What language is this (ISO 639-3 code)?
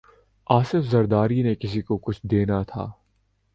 urd